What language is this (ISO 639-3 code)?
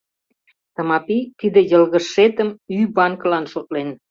chm